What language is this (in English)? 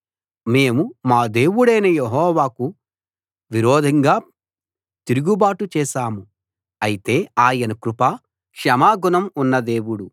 Telugu